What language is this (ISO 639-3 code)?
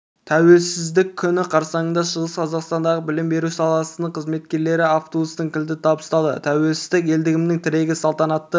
kaz